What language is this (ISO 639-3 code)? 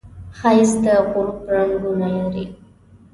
pus